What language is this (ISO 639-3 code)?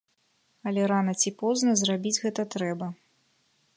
bel